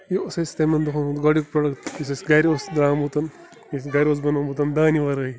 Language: Kashmiri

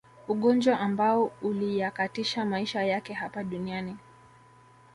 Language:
Swahili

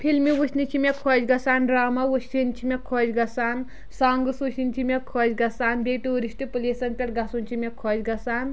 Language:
Kashmiri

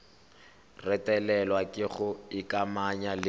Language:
Tswana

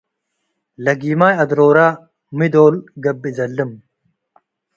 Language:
Tigre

